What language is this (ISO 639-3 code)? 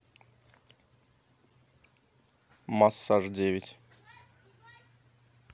rus